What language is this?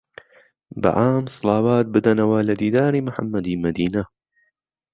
Central Kurdish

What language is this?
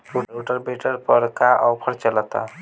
Bhojpuri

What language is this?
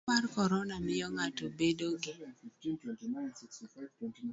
Luo (Kenya and Tanzania)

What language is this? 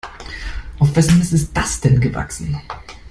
German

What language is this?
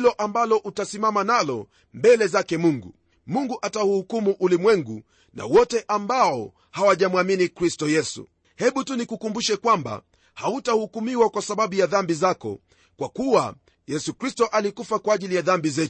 Swahili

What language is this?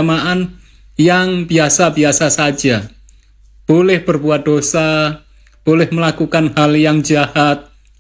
Indonesian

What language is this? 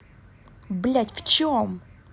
Russian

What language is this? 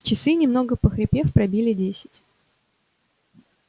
Russian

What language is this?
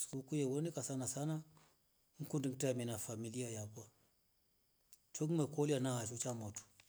Rombo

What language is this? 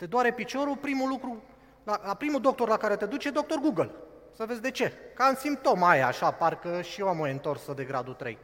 Romanian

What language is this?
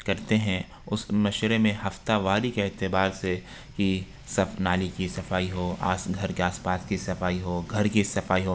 Urdu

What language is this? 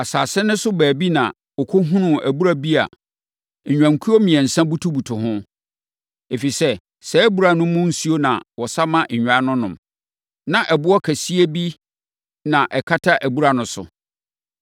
Akan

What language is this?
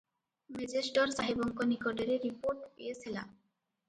Odia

